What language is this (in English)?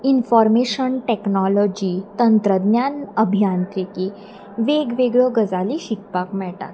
Konkani